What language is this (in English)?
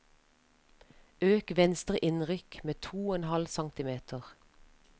Norwegian